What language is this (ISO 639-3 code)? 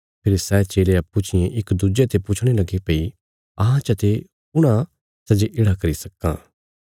kfs